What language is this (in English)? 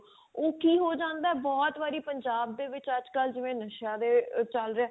Punjabi